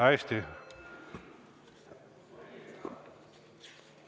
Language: Estonian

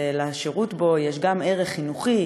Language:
Hebrew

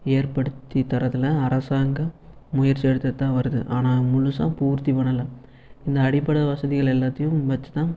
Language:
Tamil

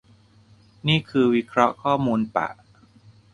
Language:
Thai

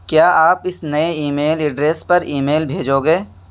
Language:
Urdu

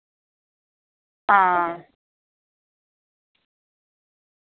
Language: Dogri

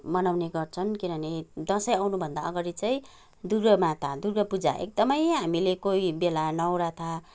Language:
Nepali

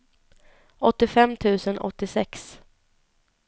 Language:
Swedish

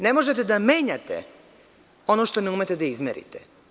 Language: Serbian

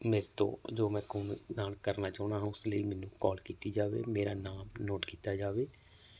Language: Punjabi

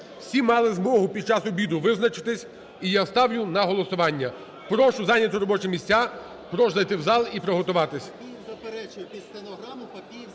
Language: Ukrainian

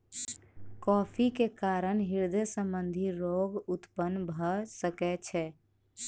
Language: Maithili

